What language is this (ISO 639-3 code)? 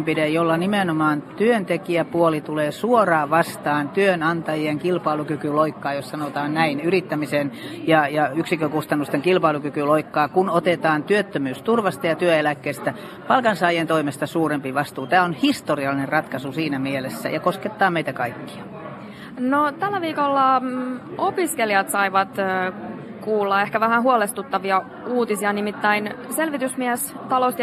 fin